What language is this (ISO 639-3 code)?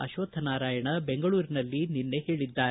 kan